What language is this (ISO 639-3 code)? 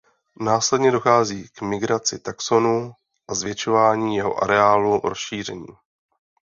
ces